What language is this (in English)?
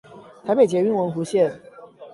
Chinese